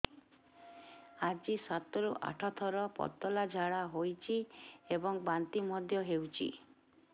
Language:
Odia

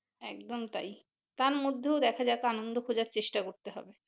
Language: Bangla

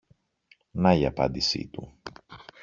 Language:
Greek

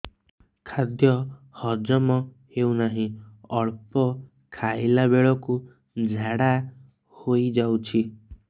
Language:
Odia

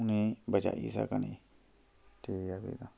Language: Dogri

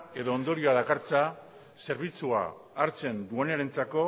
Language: Basque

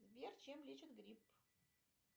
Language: Russian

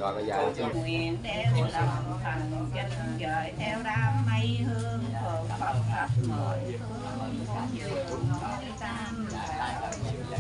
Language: Vietnamese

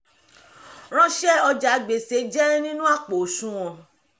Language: Yoruba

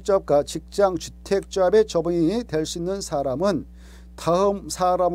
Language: Korean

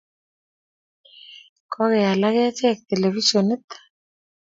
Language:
Kalenjin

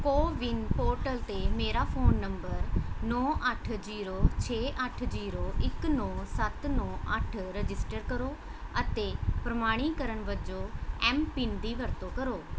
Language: Punjabi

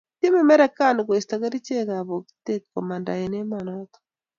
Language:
Kalenjin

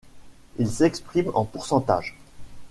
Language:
French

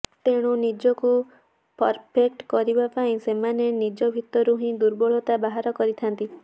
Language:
Odia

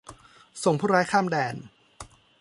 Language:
Thai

